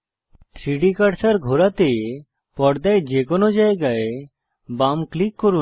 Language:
Bangla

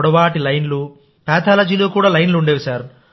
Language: Telugu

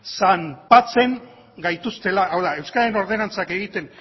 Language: Basque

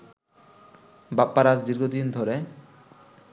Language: Bangla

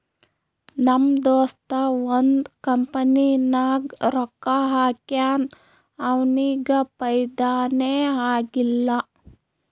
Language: Kannada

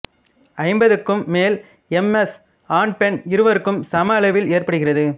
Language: Tamil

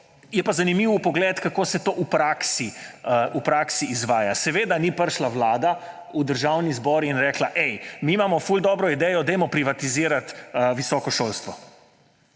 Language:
Slovenian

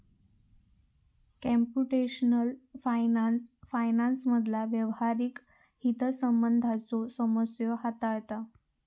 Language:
Marathi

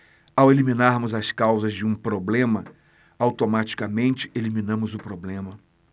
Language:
Portuguese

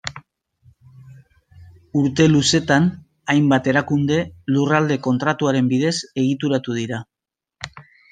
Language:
Basque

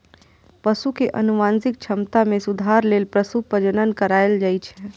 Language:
Maithili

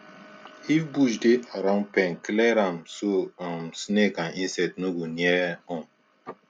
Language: Nigerian Pidgin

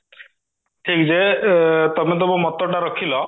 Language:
Odia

